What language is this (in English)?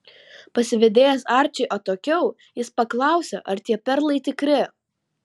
Lithuanian